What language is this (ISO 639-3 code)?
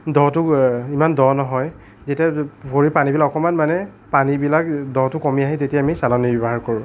asm